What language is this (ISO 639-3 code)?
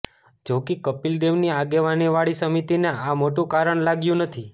guj